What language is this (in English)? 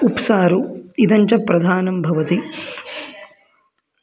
Sanskrit